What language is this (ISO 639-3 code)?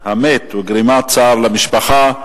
heb